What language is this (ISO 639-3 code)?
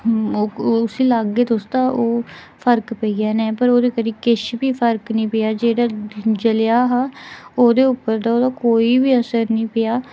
doi